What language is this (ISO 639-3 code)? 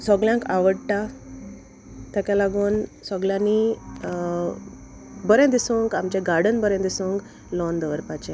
kok